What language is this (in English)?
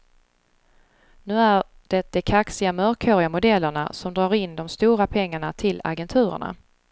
Swedish